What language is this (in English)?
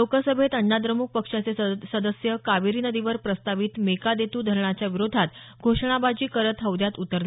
Marathi